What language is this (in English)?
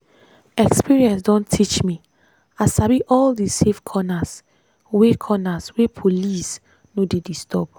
Nigerian Pidgin